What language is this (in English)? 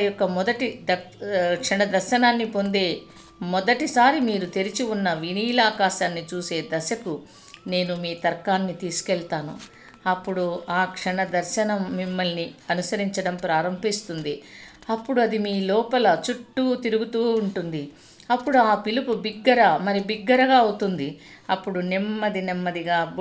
Telugu